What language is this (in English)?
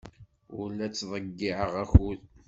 Kabyle